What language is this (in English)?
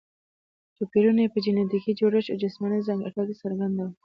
Pashto